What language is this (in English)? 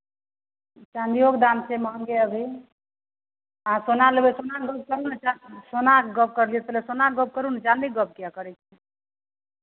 Maithili